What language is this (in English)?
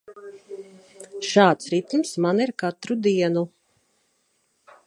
Latvian